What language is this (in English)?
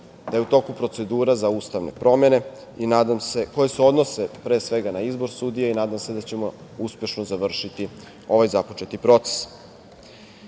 Serbian